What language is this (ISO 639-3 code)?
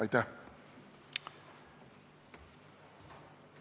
est